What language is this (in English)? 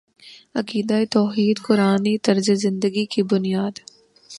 Urdu